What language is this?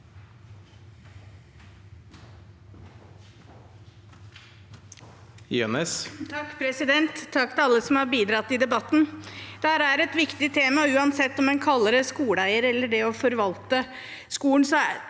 Norwegian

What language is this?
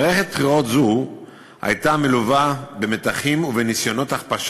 Hebrew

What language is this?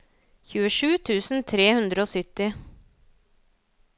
Norwegian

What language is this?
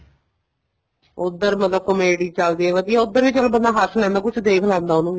Punjabi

